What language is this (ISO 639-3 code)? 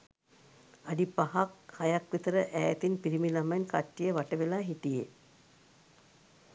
sin